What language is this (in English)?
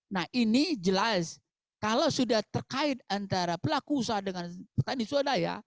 Indonesian